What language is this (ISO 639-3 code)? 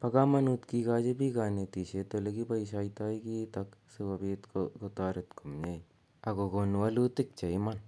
kln